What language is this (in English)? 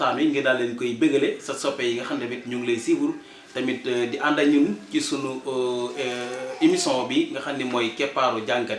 Indonesian